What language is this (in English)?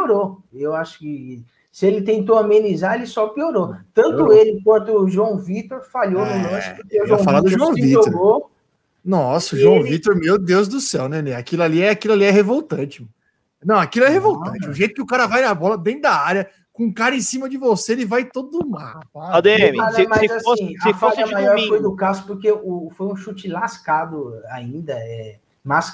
Portuguese